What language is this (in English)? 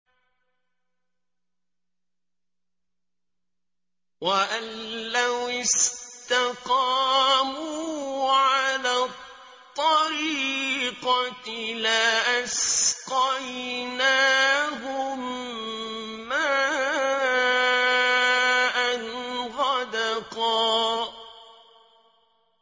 Arabic